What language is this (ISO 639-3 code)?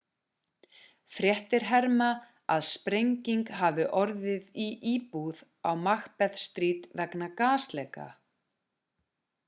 isl